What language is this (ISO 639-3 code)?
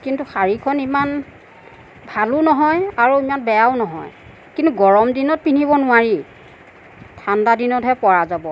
asm